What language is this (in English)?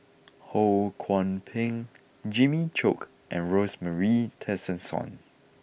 English